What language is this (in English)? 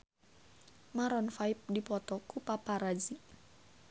Sundanese